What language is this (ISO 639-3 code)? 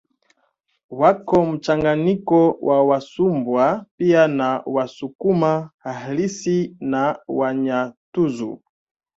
swa